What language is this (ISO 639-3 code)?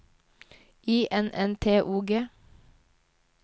nor